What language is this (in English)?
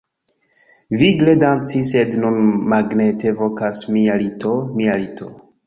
Esperanto